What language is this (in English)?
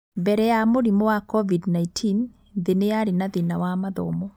Kikuyu